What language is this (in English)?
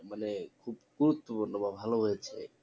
Bangla